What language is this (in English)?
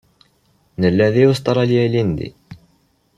Kabyle